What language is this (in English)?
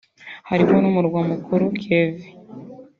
Kinyarwanda